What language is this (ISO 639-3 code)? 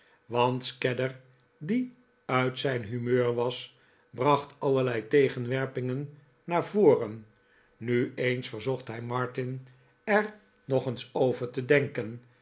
nld